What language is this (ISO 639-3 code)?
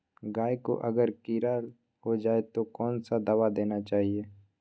mag